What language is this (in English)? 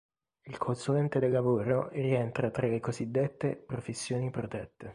Italian